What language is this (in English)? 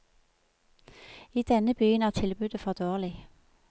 Norwegian